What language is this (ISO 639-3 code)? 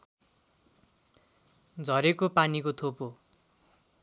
nep